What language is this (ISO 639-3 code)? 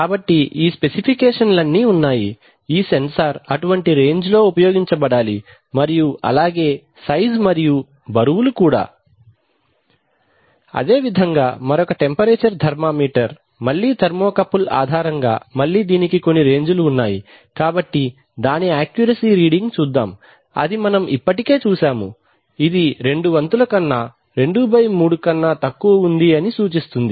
tel